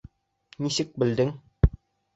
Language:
Bashkir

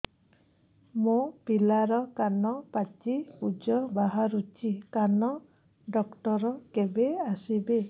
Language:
Odia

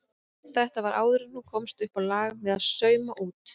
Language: Icelandic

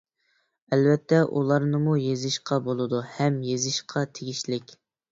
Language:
Uyghur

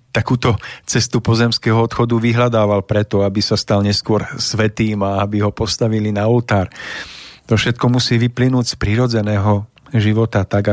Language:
Slovak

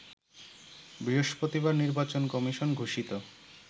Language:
Bangla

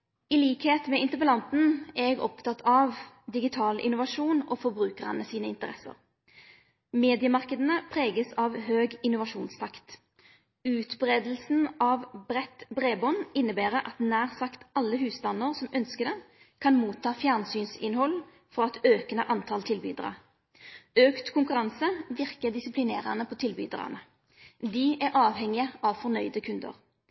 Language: Norwegian Nynorsk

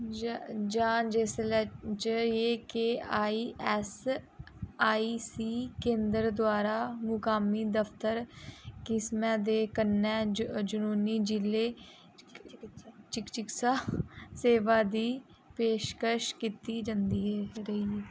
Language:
Dogri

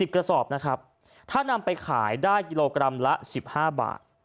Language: Thai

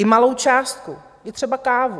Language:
Czech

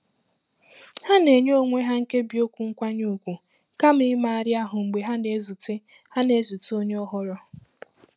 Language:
Igbo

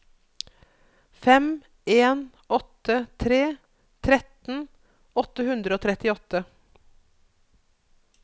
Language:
Norwegian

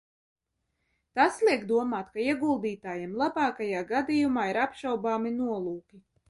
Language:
Latvian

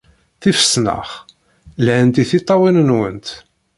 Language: Kabyle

